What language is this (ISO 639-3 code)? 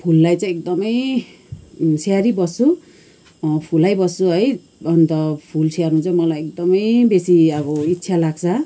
nep